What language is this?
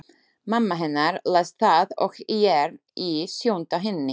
Icelandic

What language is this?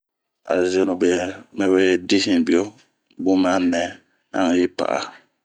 Bomu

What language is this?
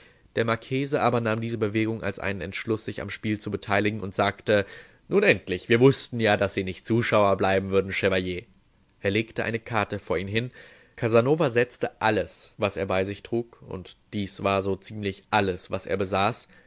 German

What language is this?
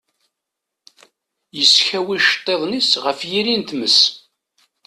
Kabyle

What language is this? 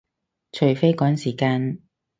Cantonese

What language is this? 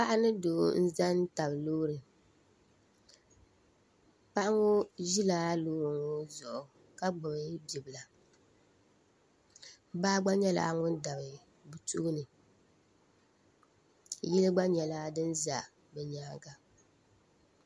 Dagbani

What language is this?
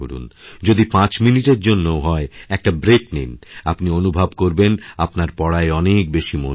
Bangla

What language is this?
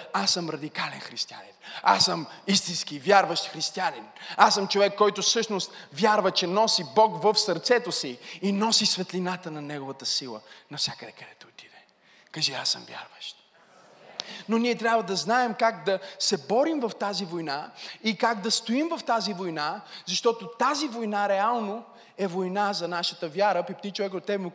Bulgarian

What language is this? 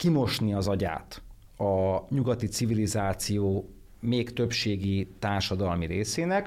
Hungarian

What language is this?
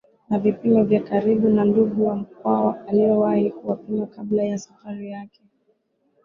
Swahili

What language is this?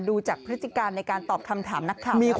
Thai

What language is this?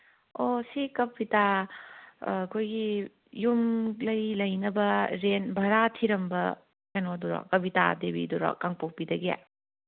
Manipuri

